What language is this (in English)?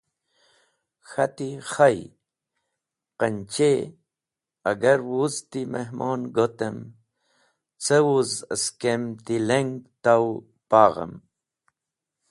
Wakhi